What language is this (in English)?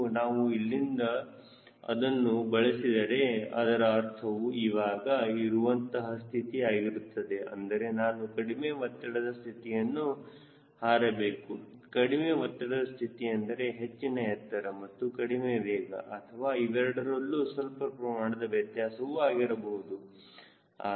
Kannada